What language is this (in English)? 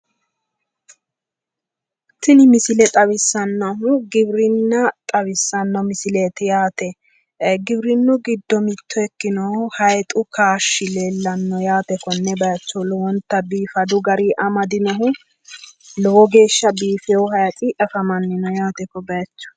Sidamo